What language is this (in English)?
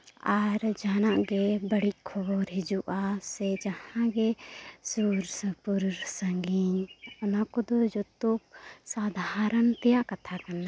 Santali